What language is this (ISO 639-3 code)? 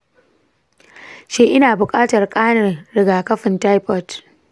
hau